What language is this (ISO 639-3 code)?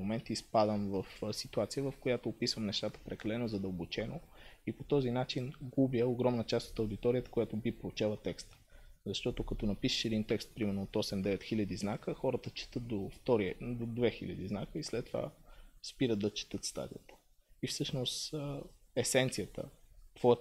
bul